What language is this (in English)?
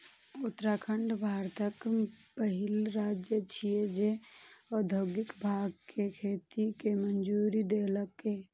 Maithili